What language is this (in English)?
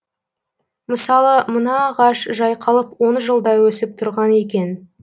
Kazakh